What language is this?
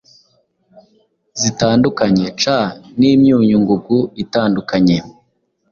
Kinyarwanda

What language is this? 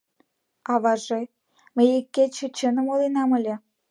Mari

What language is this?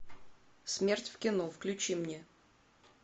Russian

